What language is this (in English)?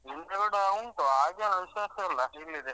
Kannada